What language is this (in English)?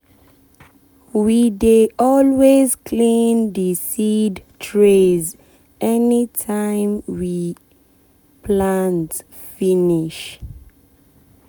Nigerian Pidgin